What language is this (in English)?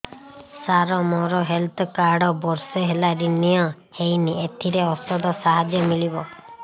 Odia